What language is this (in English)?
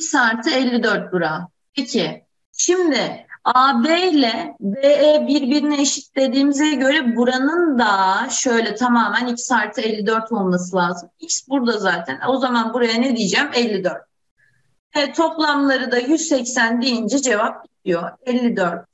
Turkish